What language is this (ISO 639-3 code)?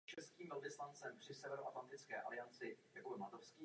ces